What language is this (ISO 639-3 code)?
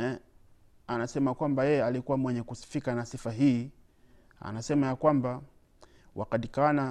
swa